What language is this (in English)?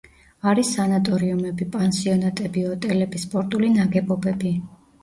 Georgian